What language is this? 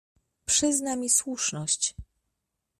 Polish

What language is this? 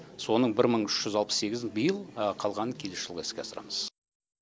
Kazakh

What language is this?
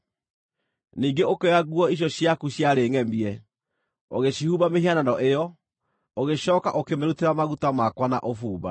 Kikuyu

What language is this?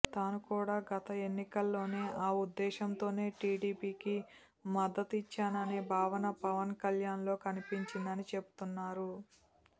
Telugu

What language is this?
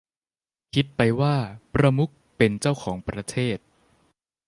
Thai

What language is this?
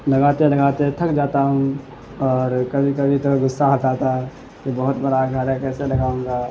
Urdu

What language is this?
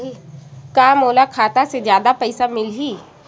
Chhattisgarhi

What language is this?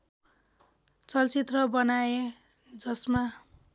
Nepali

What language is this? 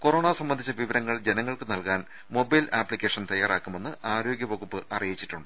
Malayalam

